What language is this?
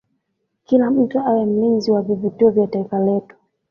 Swahili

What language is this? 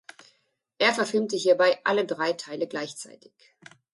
German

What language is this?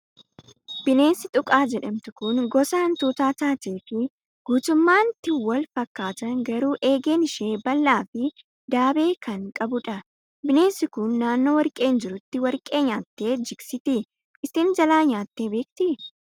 Oromo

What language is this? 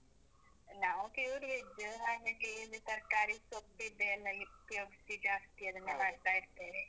Kannada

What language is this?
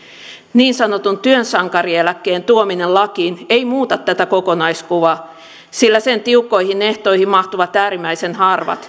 Finnish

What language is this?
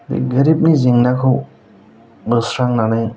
Bodo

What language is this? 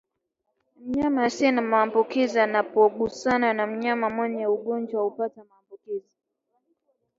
Swahili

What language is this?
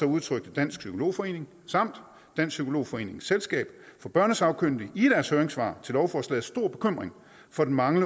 Danish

